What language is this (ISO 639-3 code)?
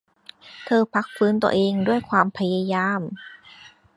tha